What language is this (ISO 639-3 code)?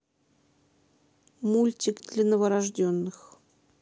rus